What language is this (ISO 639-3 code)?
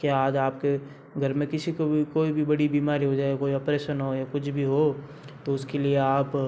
hin